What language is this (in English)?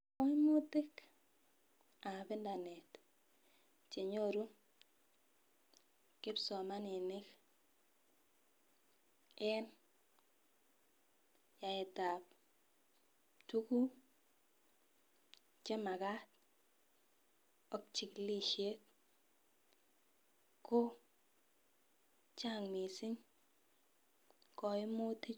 Kalenjin